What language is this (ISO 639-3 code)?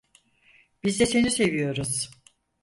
tur